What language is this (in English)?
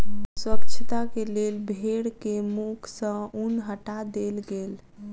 Maithili